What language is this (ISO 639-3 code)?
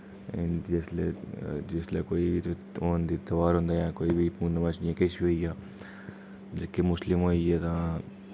doi